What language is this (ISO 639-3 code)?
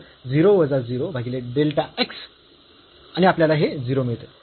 mar